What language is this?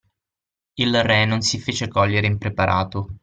Italian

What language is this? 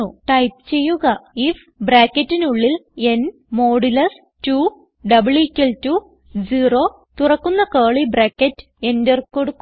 Malayalam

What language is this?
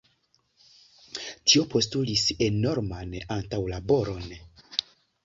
Esperanto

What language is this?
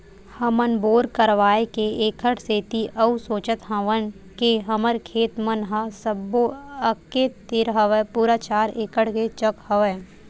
Chhattisgarhi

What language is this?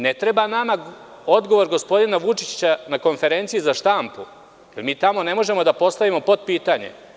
Serbian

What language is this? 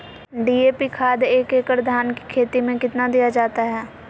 Magahi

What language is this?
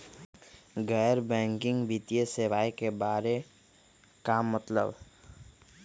Magahi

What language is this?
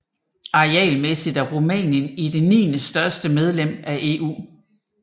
Danish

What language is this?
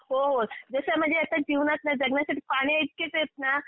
Marathi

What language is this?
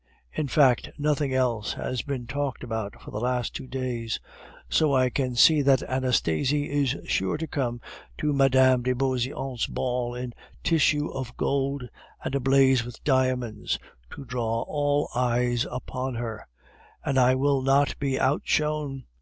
English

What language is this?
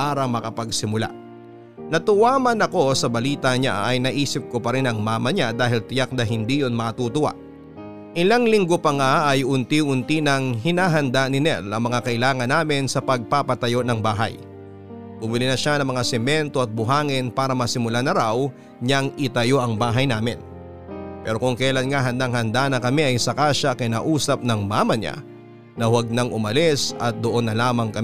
Filipino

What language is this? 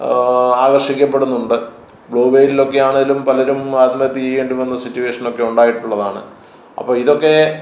Malayalam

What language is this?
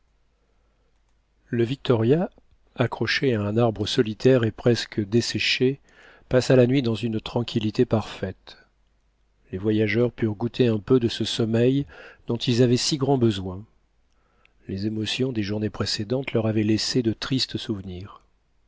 French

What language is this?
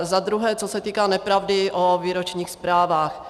Czech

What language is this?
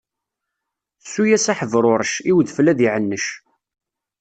Kabyle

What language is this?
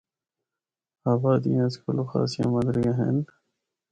Northern Hindko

